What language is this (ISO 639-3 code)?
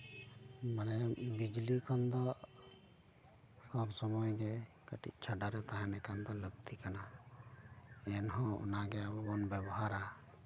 sat